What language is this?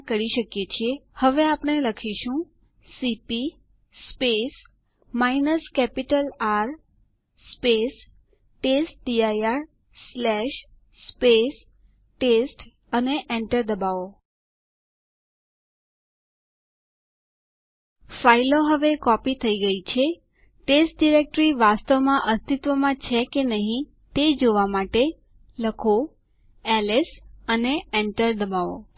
Gujarati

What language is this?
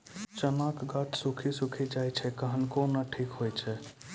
Maithili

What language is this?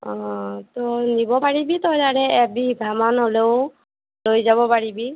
Assamese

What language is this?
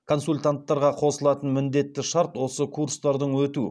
Kazakh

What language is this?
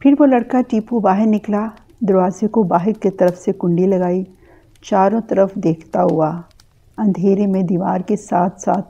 Urdu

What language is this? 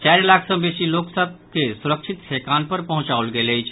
Maithili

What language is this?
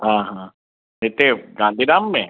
Sindhi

